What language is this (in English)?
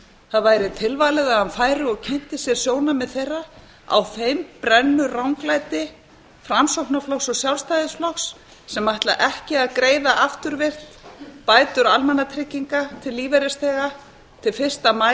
Icelandic